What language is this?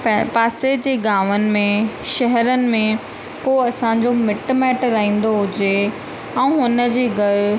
Sindhi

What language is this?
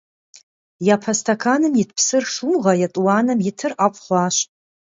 Kabardian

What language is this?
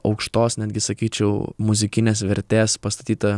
Lithuanian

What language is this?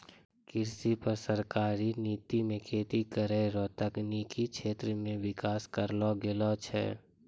Maithili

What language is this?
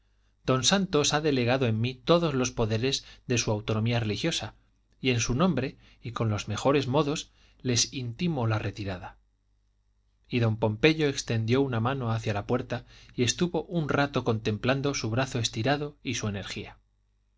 Spanish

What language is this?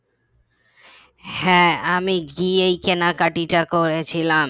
Bangla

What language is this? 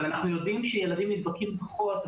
Hebrew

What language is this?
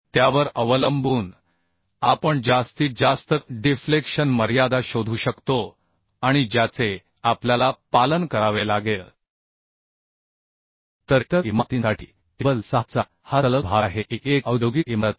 Marathi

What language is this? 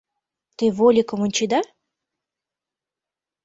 Mari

